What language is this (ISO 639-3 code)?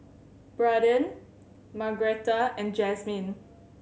eng